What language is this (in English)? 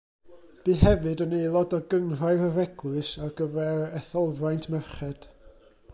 Welsh